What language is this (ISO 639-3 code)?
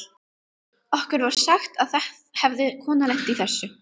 isl